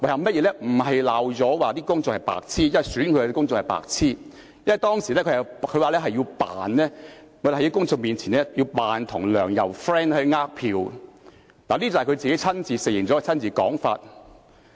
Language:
Cantonese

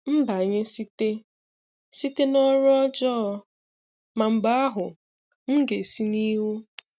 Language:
Igbo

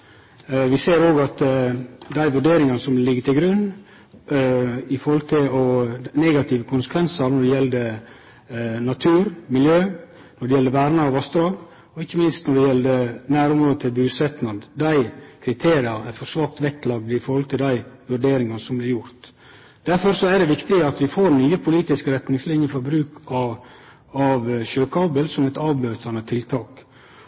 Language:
Norwegian Nynorsk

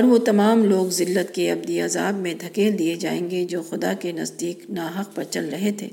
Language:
Urdu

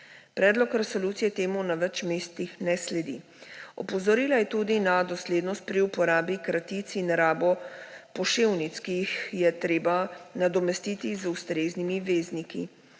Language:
Slovenian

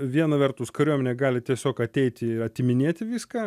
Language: Lithuanian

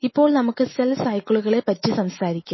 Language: Malayalam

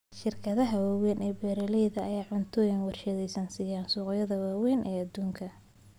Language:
Somali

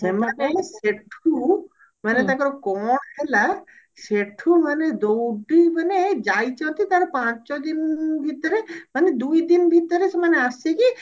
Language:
Odia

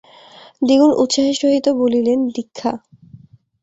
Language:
Bangla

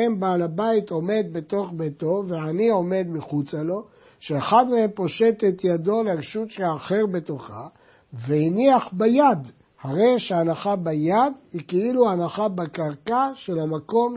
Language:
Hebrew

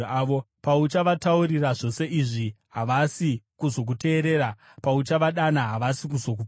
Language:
Shona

